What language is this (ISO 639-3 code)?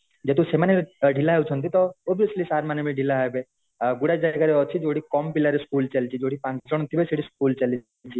ori